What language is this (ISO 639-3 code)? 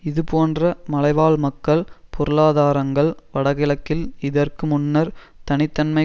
tam